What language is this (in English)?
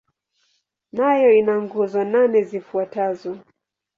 Swahili